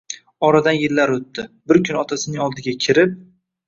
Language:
Uzbek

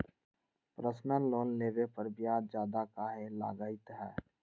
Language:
Magahi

